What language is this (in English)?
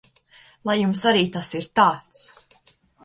Latvian